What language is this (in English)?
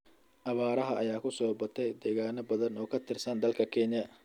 Somali